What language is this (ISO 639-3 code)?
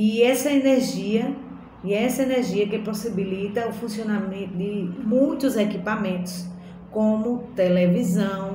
por